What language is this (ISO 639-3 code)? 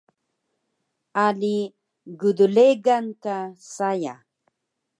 trv